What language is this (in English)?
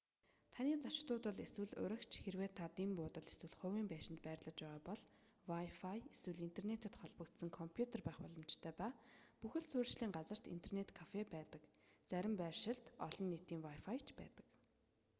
Mongolian